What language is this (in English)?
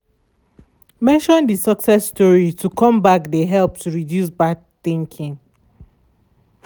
Nigerian Pidgin